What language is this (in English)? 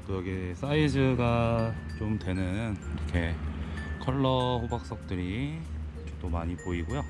Korean